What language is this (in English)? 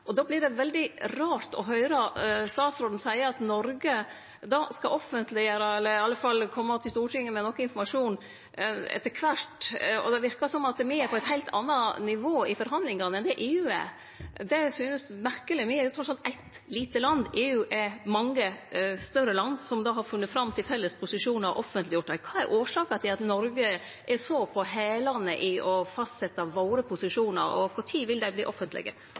Norwegian Nynorsk